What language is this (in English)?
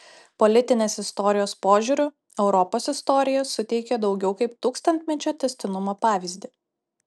Lithuanian